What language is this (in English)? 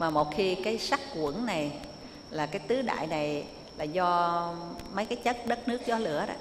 Vietnamese